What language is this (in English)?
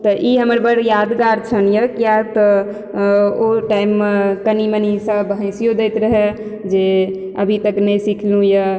Maithili